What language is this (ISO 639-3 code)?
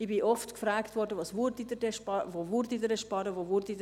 gsw